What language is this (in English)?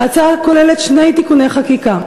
Hebrew